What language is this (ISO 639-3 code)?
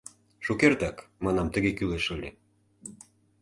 chm